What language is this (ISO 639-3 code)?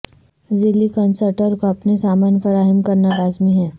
urd